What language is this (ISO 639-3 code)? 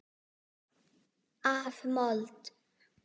isl